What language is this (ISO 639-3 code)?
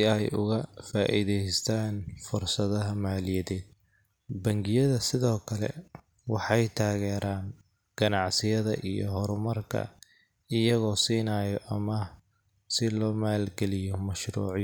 som